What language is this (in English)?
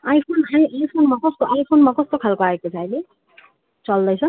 Nepali